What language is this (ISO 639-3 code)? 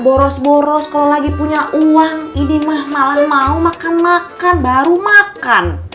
ind